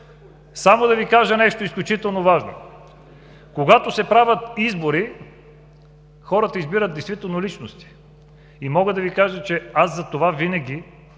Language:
Bulgarian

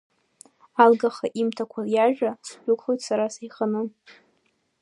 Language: Abkhazian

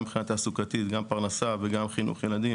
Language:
Hebrew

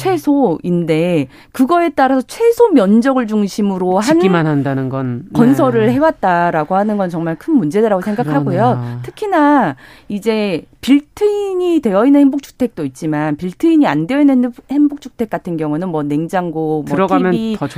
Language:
Korean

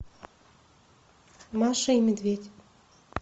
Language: Russian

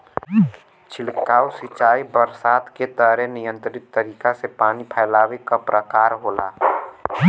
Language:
Bhojpuri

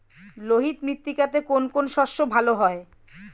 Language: Bangla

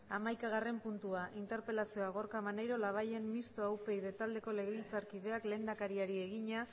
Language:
Basque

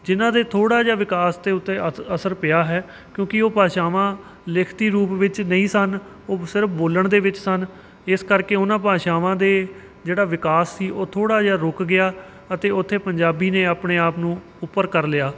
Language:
Punjabi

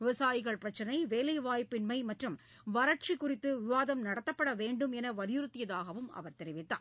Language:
Tamil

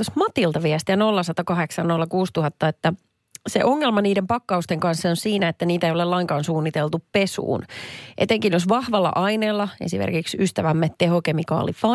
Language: Finnish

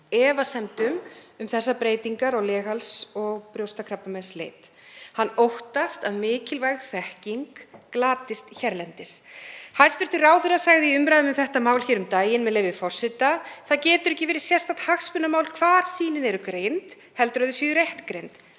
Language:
Icelandic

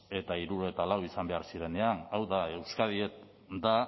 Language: Basque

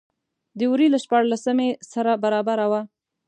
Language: Pashto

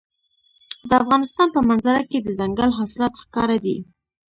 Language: Pashto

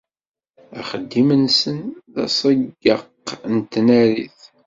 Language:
Kabyle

